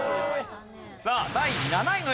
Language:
Japanese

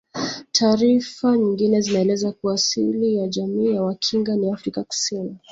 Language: Swahili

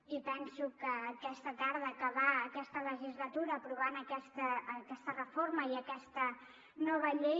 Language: Catalan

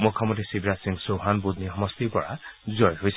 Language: Assamese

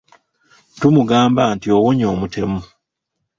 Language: Ganda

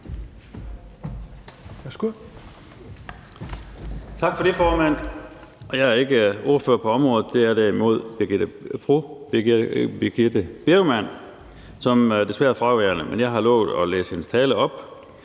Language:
Danish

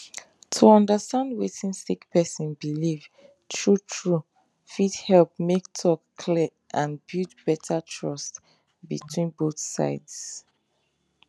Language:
Nigerian Pidgin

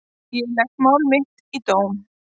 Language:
Icelandic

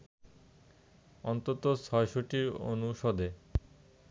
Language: Bangla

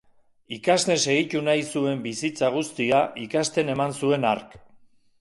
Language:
Basque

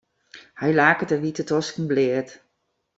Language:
Western Frisian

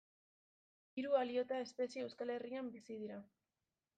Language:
Basque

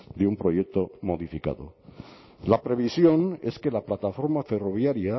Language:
Spanish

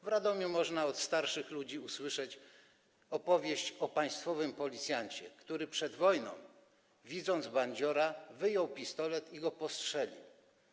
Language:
Polish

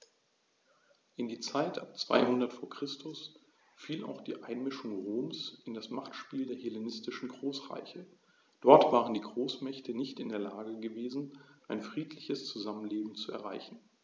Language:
German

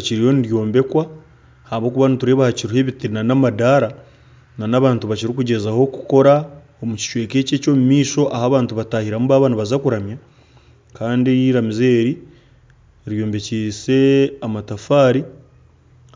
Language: Nyankole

